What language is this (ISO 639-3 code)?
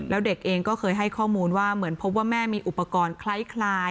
tha